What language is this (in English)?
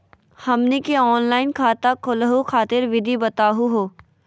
Magahi